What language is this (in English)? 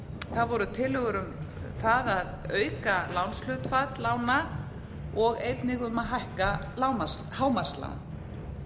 Icelandic